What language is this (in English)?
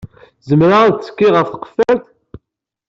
Kabyle